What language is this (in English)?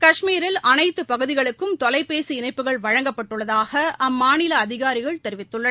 Tamil